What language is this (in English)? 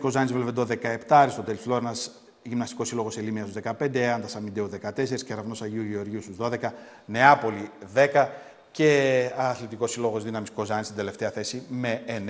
Greek